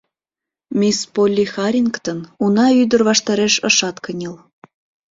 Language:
Mari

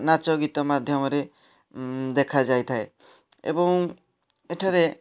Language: Odia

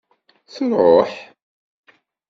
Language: Kabyle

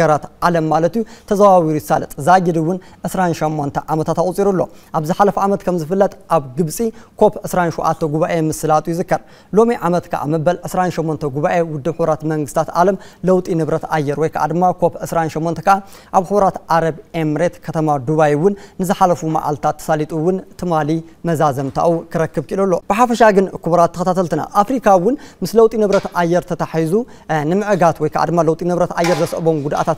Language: Arabic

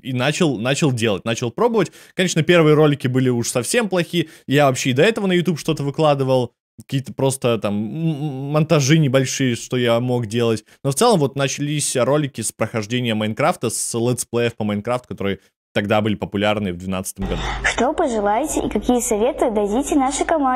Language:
Russian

